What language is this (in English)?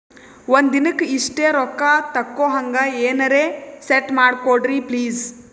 Kannada